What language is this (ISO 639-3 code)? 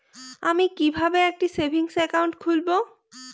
ben